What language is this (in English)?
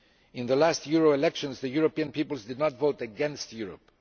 English